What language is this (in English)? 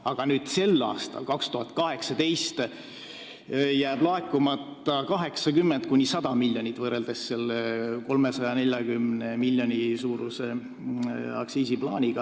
Estonian